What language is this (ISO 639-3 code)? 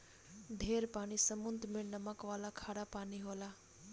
bho